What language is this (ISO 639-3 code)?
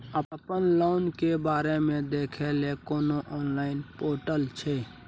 mai